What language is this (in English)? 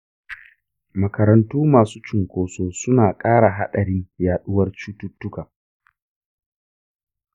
Hausa